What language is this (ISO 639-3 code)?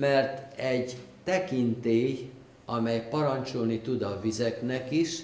hun